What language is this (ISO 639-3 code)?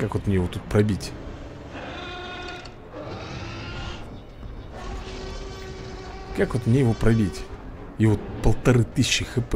rus